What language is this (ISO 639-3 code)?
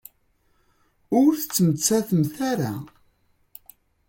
kab